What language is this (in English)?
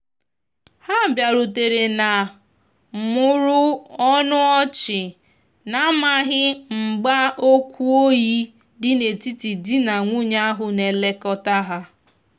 Igbo